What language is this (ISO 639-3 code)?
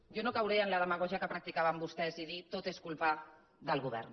cat